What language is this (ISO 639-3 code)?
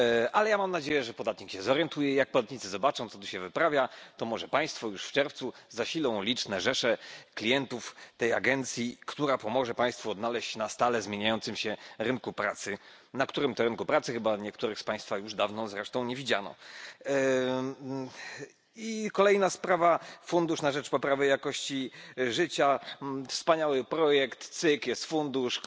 pol